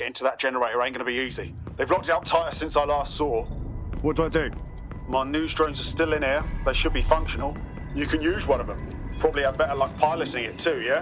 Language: English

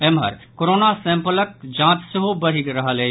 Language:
Maithili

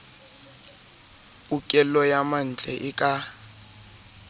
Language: Southern Sotho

